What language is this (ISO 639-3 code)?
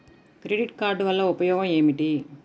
tel